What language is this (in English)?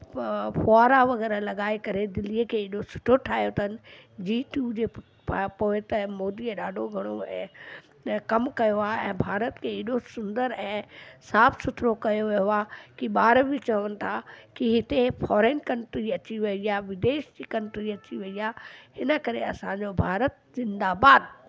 Sindhi